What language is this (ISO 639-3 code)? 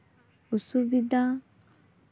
sat